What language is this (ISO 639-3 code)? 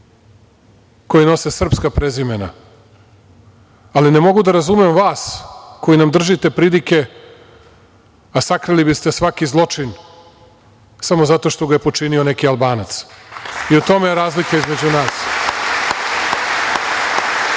srp